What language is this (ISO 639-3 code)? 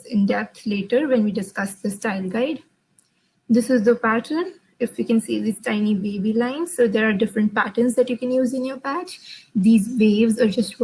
eng